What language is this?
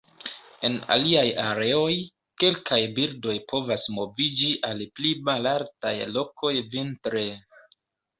Esperanto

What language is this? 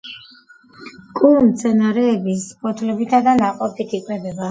Georgian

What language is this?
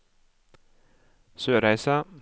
Norwegian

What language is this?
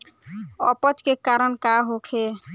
Bhojpuri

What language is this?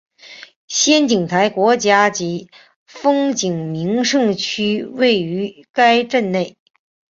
Chinese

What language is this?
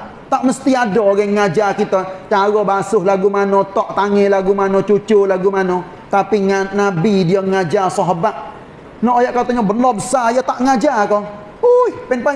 Malay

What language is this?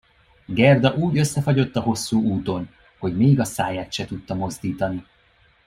Hungarian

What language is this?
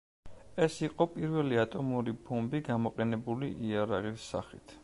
Georgian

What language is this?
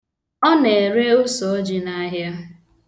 Igbo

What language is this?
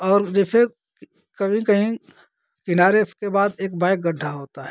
Hindi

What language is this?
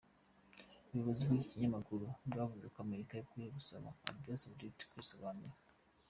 Kinyarwanda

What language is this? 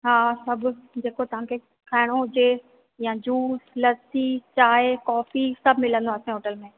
Sindhi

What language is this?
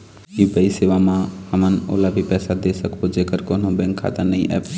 Chhattisgarhi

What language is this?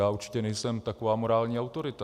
Czech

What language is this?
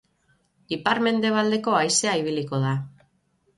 Basque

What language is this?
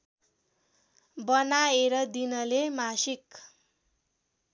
Nepali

